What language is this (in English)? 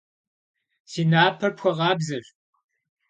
Kabardian